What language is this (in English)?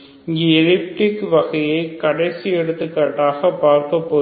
Tamil